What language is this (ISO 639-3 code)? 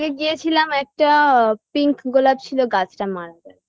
ben